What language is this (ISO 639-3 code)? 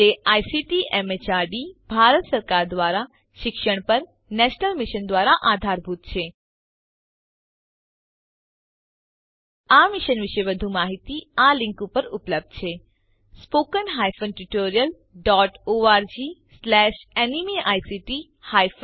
guj